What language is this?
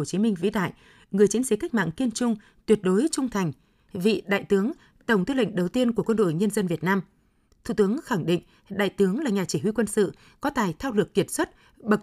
Vietnamese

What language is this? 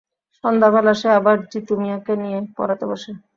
Bangla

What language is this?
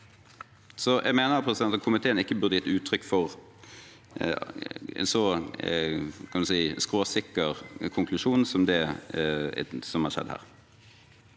Norwegian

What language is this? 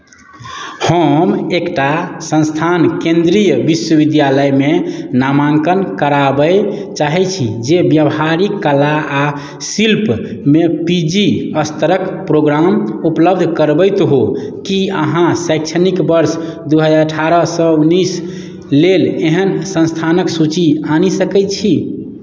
Maithili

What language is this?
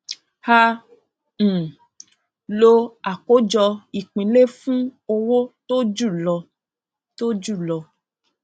Yoruba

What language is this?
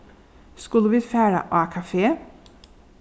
Faroese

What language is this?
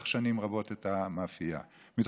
Hebrew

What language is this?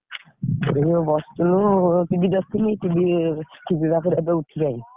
Odia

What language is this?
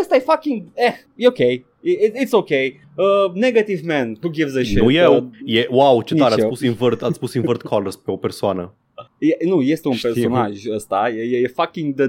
Romanian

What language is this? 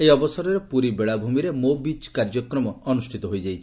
Odia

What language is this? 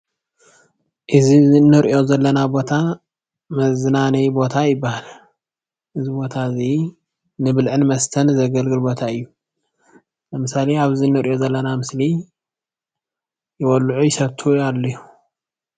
Tigrinya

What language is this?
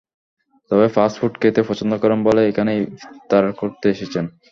Bangla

